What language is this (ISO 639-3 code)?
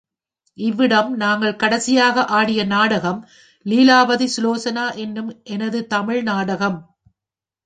tam